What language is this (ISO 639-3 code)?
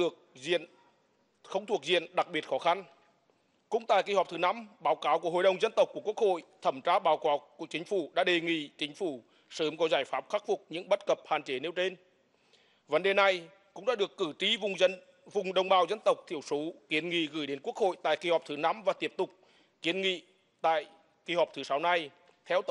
vie